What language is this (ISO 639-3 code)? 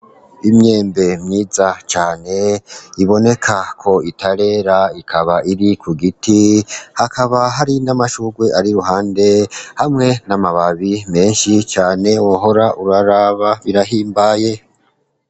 run